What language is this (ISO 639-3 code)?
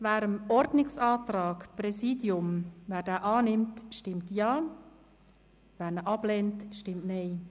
gsw